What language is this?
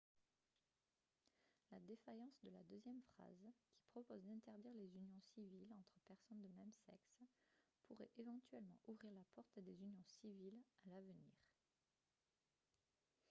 French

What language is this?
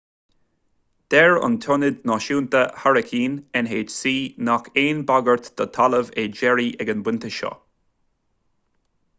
Irish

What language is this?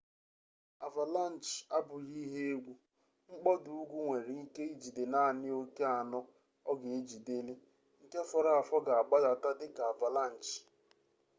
Igbo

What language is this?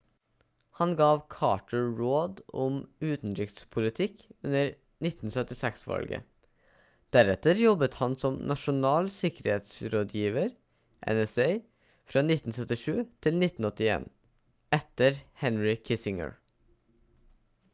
Norwegian Bokmål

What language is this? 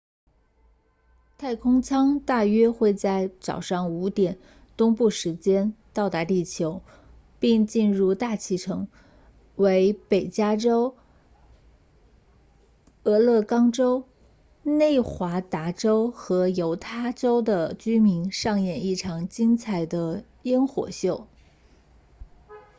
Chinese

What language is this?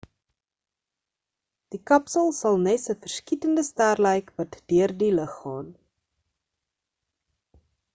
Afrikaans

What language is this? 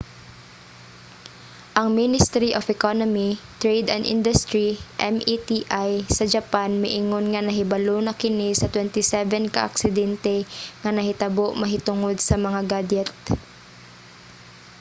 Cebuano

